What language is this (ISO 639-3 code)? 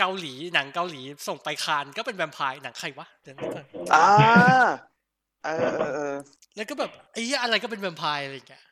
tha